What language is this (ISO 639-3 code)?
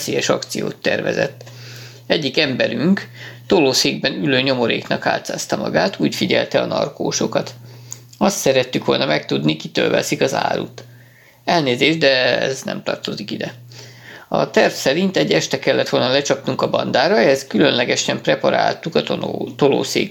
hun